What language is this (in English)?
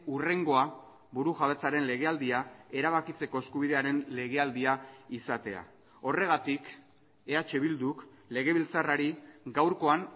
Basque